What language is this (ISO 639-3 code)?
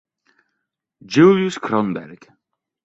ita